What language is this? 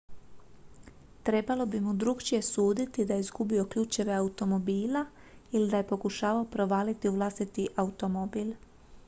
Croatian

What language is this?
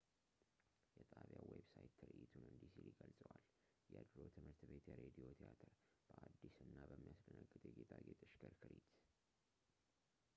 Amharic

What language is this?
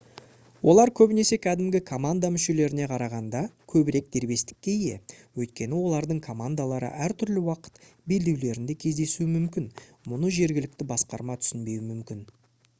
Kazakh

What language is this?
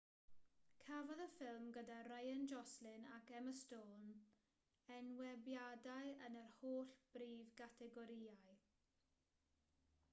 Welsh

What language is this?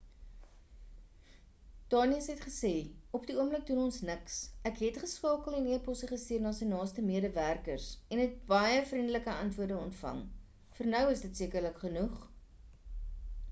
Afrikaans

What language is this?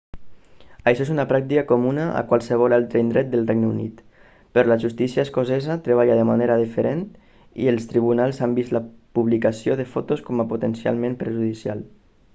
Catalan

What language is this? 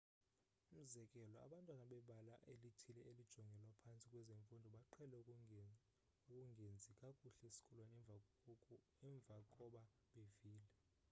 Xhosa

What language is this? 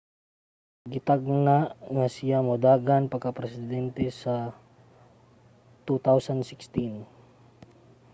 Cebuano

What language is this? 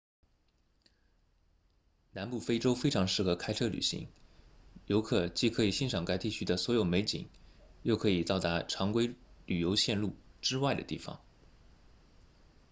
Chinese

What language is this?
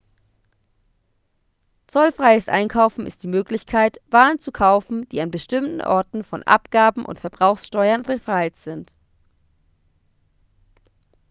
German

